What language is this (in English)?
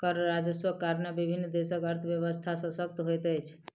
Maithili